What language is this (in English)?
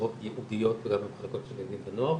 Hebrew